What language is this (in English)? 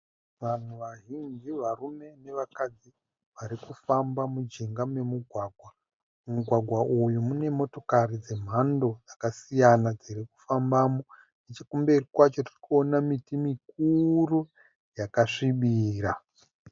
Shona